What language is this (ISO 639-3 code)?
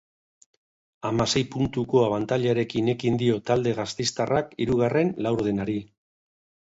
eus